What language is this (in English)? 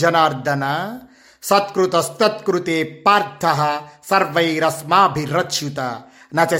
Telugu